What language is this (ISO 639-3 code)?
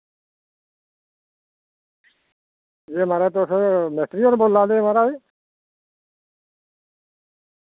doi